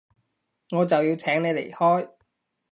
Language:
Cantonese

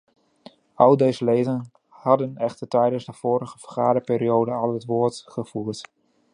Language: Dutch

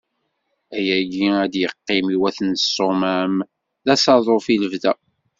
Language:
Kabyle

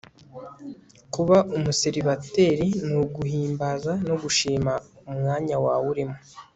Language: Kinyarwanda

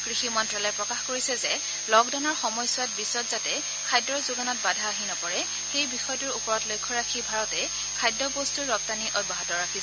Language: Assamese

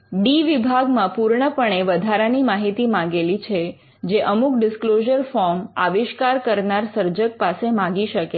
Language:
Gujarati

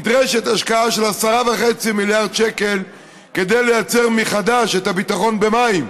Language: Hebrew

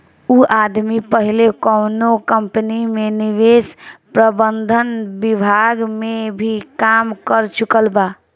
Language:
Bhojpuri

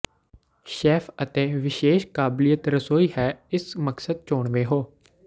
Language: Punjabi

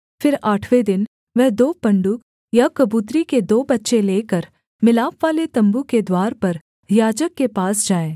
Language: Hindi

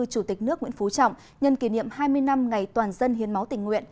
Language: Vietnamese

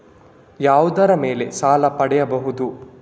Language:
Kannada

